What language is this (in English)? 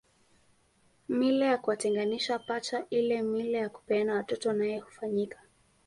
Swahili